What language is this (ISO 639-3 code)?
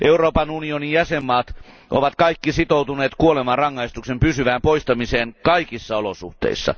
fin